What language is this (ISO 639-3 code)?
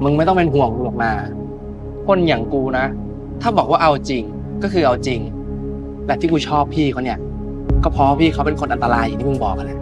tha